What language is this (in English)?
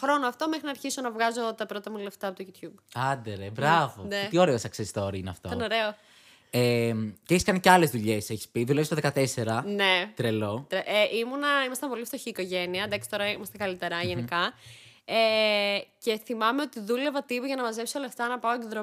Greek